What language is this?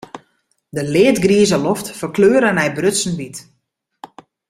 Western Frisian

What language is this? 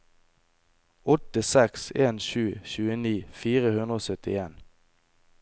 Norwegian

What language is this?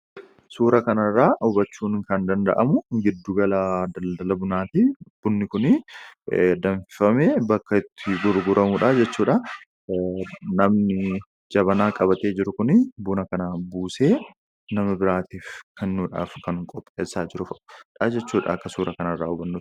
Oromo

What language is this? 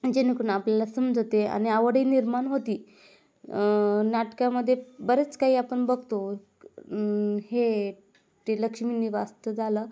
Marathi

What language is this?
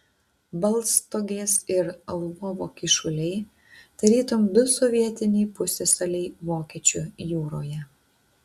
Lithuanian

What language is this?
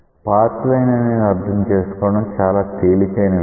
Telugu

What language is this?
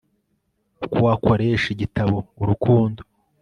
Kinyarwanda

